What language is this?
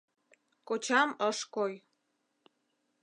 Mari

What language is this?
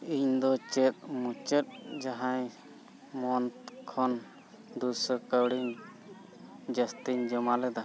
Santali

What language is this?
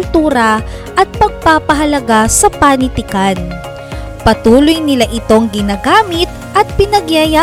Filipino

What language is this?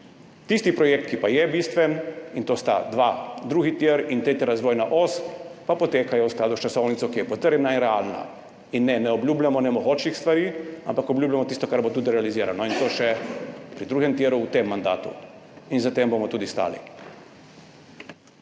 Slovenian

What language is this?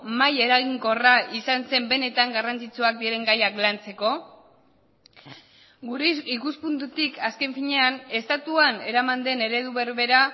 Basque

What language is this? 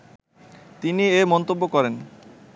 Bangla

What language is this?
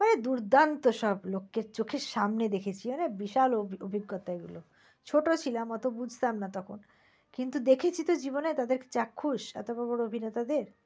Bangla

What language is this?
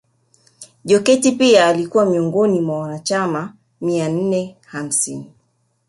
Swahili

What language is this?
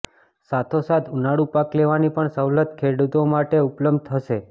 Gujarati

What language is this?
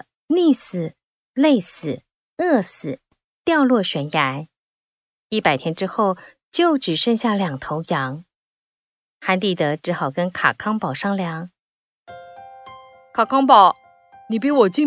Chinese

